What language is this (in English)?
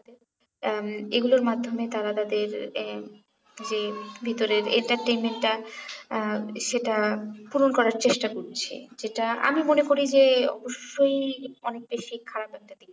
Bangla